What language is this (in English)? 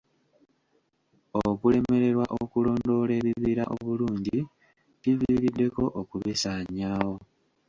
Ganda